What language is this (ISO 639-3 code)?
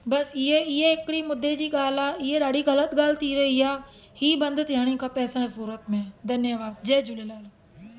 snd